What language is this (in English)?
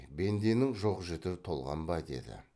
Kazakh